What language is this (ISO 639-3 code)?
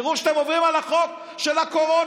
heb